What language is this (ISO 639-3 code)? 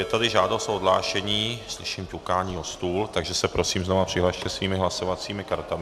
ces